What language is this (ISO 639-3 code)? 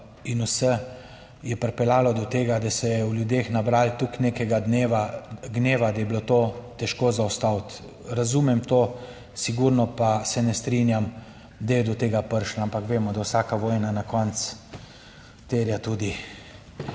slv